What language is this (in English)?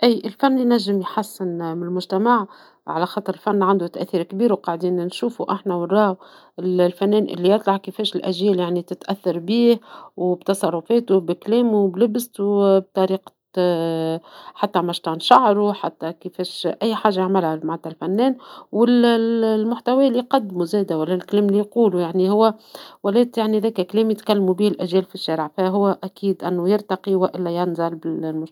Tunisian Arabic